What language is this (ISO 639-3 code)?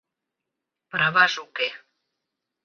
chm